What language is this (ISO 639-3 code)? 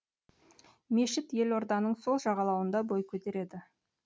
kaz